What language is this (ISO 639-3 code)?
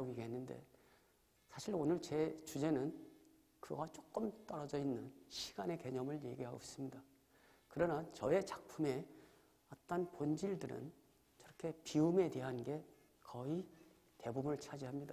kor